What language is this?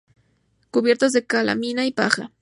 Spanish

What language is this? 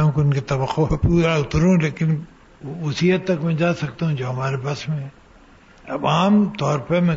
Urdu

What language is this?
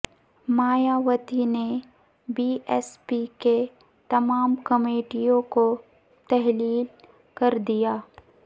Urdu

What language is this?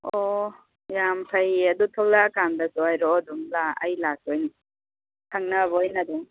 Manipuri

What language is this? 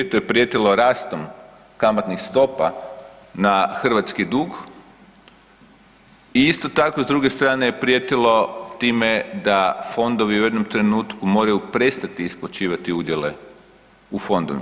Croatian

